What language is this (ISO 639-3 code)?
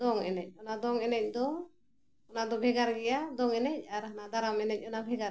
sat